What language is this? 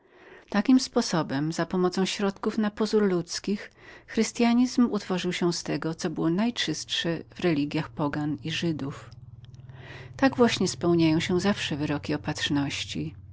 Polish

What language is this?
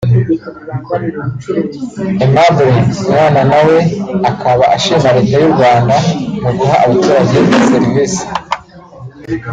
Kinyarwanda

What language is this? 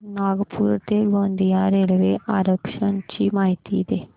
Marathi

